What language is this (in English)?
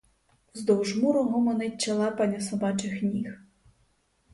Ukrainian